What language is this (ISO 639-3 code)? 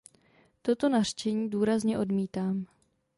ces